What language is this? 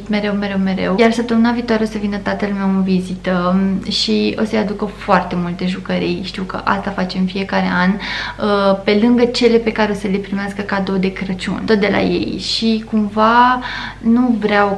Romanian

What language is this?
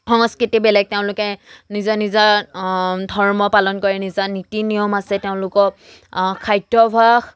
Assamese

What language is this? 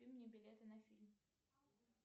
Russian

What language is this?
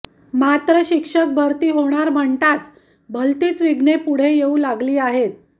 Marathi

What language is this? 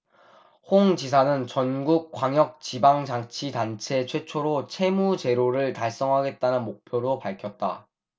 Korean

